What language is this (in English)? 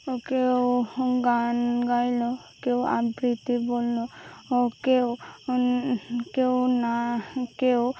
Bangla